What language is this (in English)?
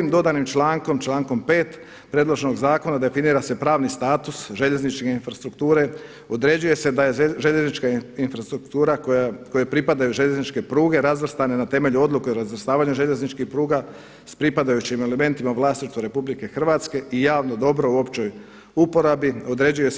Croatian